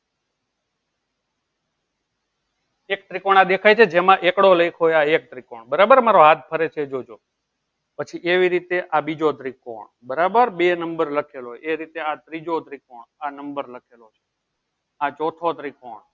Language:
Gujarati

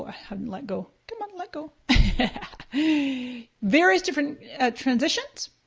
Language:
English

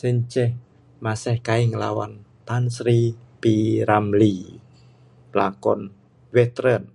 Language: Bukar-Sadung Bidayuh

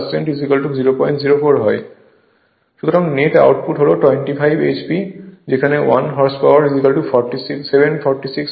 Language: Bangla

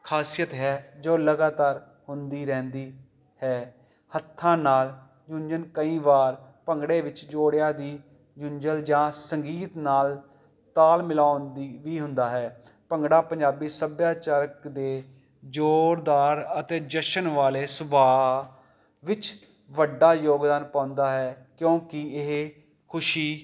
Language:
Punjabi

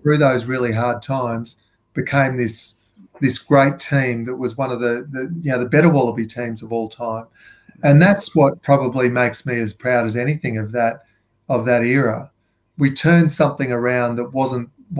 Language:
English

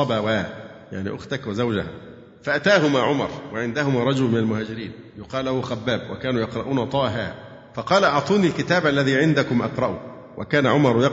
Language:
Arabic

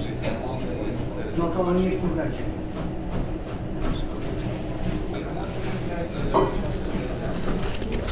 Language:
Polish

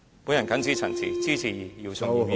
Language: Cantonese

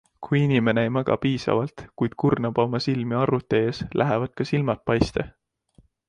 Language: Estonian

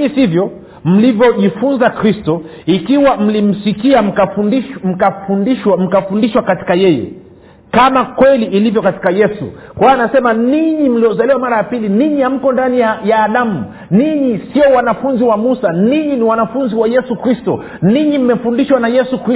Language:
Swahili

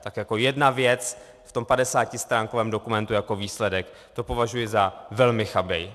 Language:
Czech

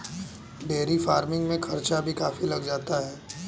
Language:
Hindi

